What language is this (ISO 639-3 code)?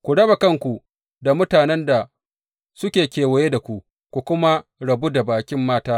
hau